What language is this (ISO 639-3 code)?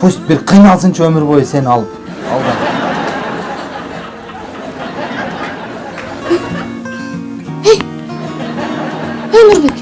tur